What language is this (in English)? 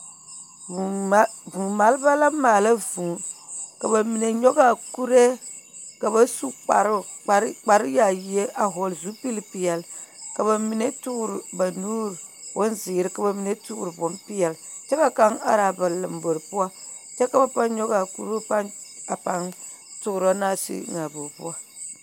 Southern Dagaare